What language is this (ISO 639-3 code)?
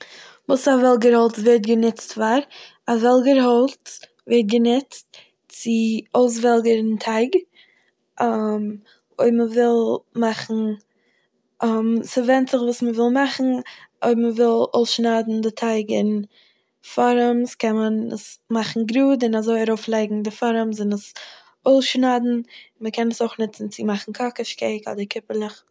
yid